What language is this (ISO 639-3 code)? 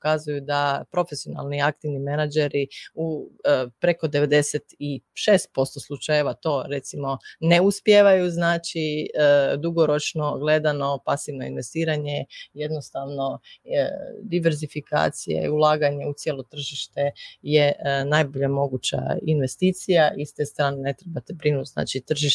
hrv